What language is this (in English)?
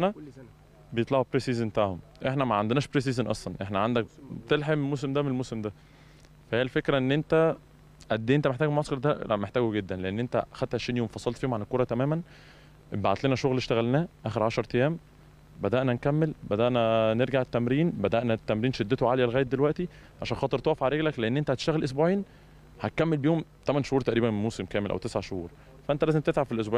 Arabic